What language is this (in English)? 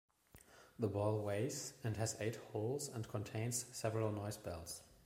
English